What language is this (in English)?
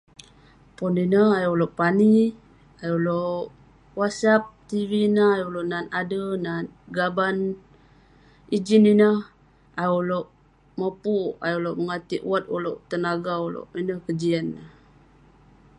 Western Penan